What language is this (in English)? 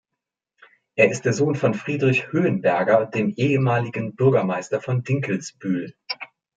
German